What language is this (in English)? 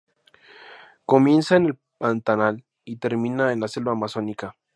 Spanish